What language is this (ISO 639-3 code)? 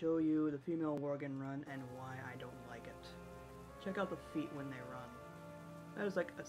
eng